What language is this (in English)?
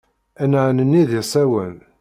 Kabyle